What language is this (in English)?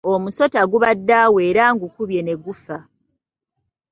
Ganda